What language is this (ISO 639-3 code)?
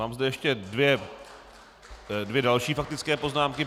ces